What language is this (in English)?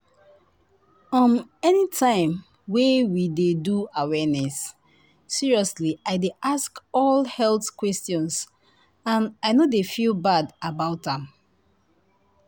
Nigerian Pidgin